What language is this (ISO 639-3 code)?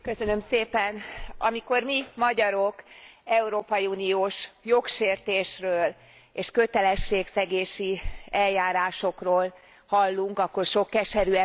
hun